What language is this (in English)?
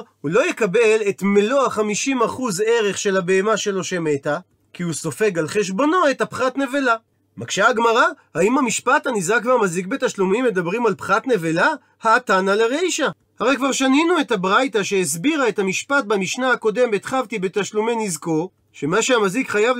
Hebrew